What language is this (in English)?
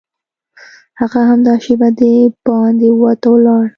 Pashto